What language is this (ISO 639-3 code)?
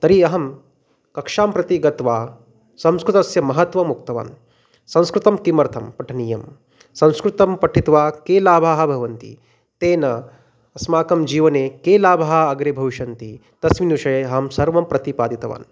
san